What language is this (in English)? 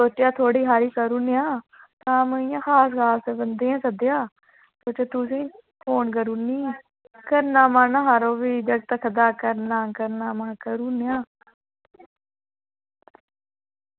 Dogri